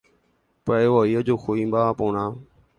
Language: Guarani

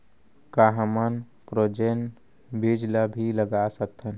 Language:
Chhattisgarhi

